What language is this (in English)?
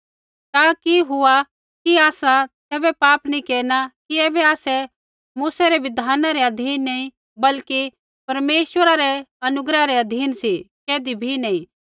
Kullu Pahari